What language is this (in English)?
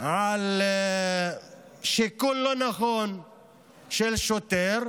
Hebrew